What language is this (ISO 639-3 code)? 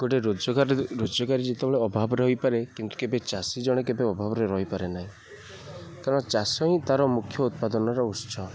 ori